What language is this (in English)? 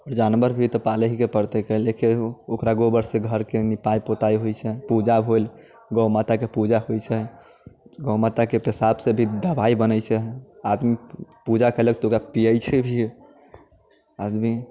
Maithili